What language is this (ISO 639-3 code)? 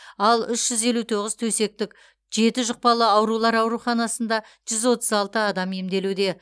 kaz